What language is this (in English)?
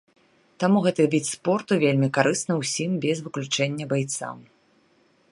Belarusian